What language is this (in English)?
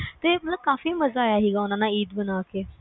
Punjabi